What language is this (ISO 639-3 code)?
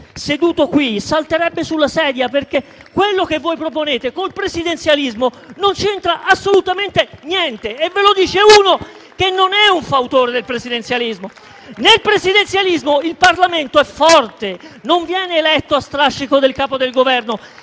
ita